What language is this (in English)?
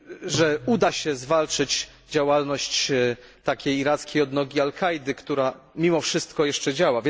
Polish